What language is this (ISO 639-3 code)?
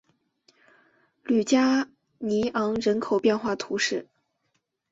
zho